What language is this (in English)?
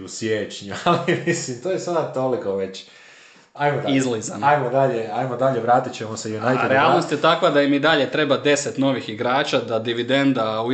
Croatian